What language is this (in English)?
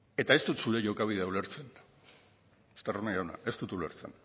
Basque